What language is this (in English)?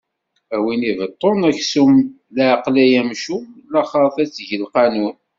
Kabyle